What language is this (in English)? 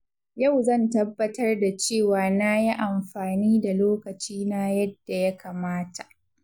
Hausa